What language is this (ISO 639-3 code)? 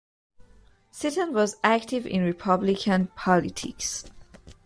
eng